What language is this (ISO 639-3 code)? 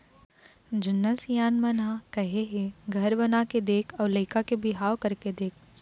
hne